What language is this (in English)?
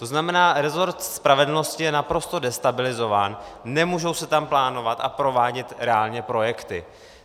Czech